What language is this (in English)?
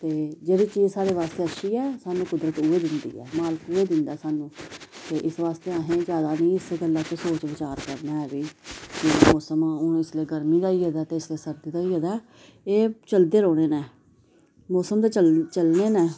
Dogri